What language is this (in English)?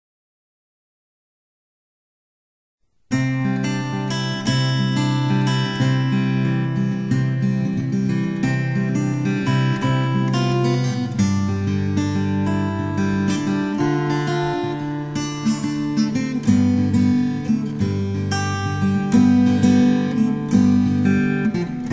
French